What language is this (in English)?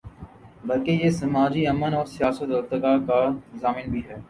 Urdu